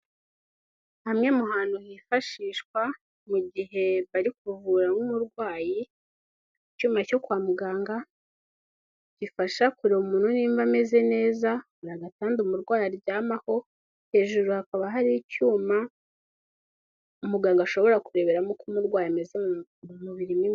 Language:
Kinyarwanda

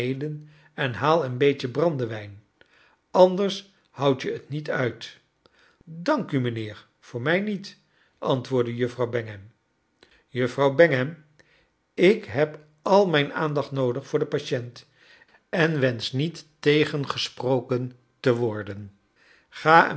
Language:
Dutch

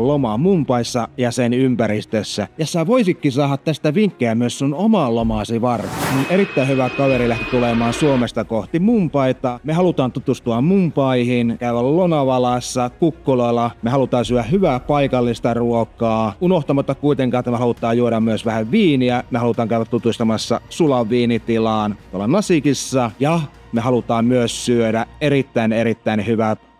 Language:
Finnish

